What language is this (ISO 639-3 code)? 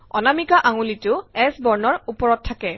asm